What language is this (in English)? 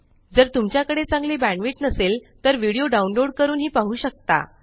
Marathi